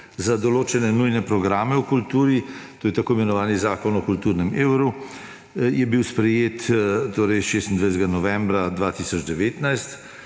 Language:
Slovenian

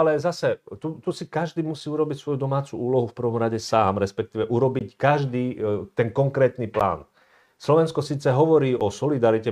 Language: Slovak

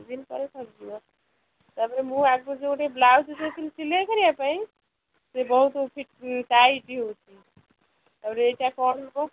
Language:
Odia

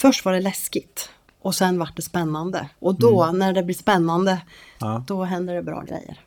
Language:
Swedish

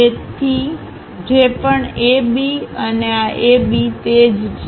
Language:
Gujarati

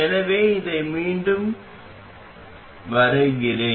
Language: Tamil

